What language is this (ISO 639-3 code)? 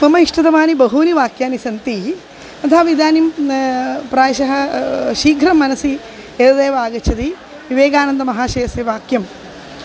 san